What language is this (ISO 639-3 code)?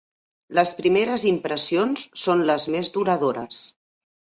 cat